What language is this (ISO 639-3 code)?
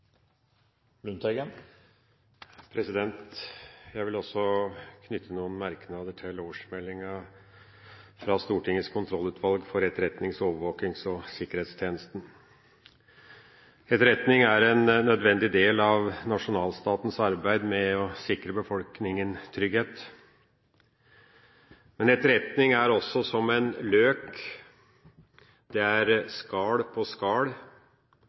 nor